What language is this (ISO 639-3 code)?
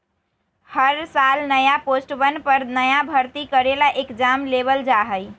mag